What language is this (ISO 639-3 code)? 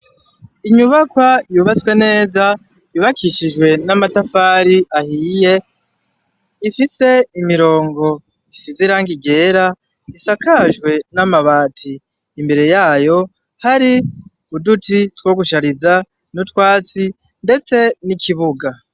run